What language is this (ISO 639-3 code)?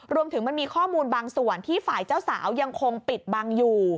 tha